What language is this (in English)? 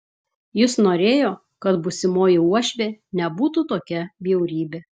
Lithuanian